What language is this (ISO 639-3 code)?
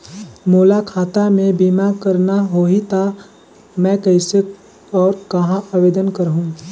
hne